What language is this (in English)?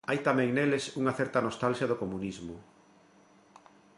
Galician